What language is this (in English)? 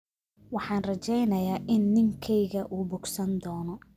Somali